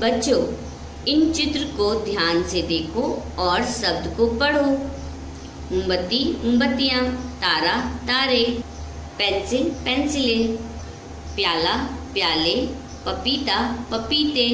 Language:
Hindi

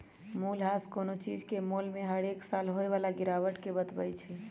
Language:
Magahi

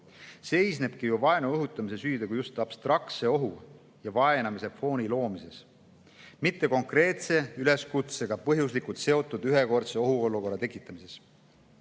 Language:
Estonian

